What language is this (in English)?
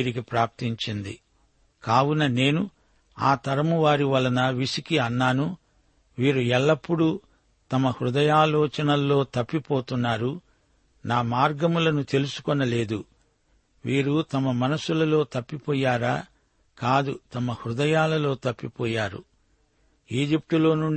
Telugu